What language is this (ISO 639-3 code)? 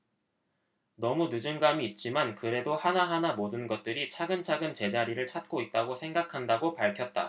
kor